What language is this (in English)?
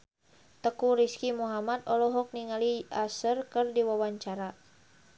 Sundanese